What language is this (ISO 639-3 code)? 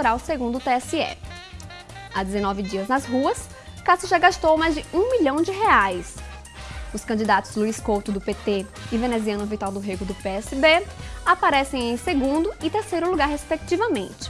por